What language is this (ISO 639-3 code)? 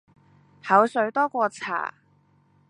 yue